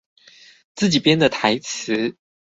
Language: Chinese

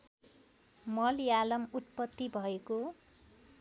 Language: Nepali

